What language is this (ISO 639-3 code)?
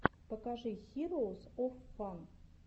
rus